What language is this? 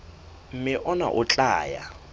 Southern Sotho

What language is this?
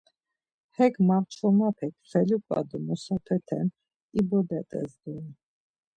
Laz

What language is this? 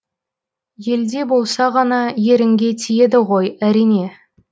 Kazakh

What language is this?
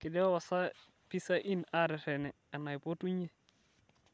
Masai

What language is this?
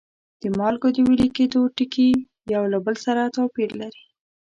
Pashto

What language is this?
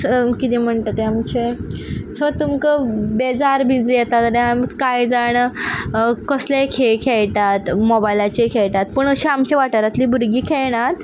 Konkani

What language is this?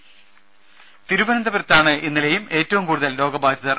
Malayalam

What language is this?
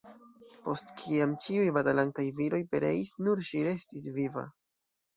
Esperanto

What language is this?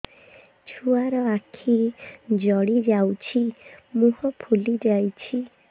Odia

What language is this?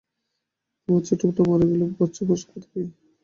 Bangla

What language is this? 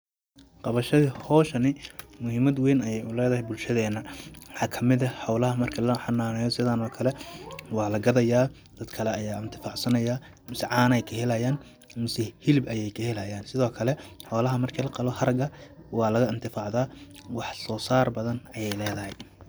Somali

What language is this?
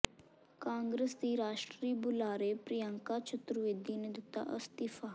Punjabi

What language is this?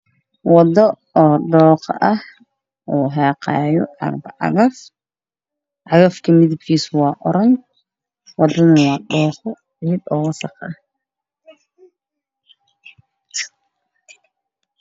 Somali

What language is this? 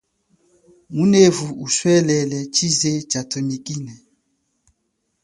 Chokwe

